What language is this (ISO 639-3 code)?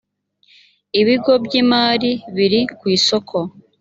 kin